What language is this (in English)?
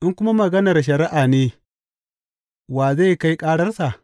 Hausa